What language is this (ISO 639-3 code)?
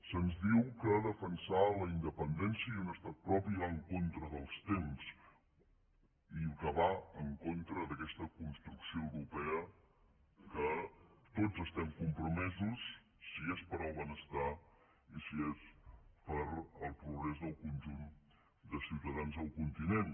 cat